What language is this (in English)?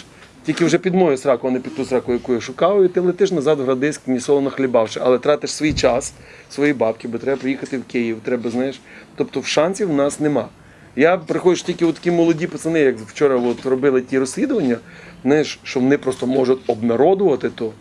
Ukrainian